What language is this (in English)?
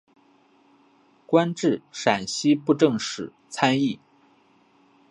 Chinese